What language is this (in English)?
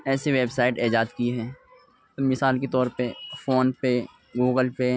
Urdu